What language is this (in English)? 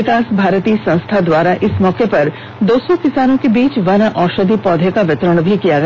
Hindi